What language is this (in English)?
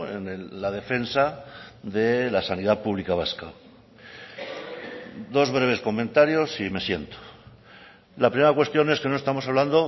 Spanish